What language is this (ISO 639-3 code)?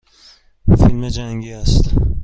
fas